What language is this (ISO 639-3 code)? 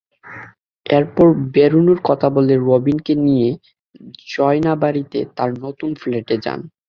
ben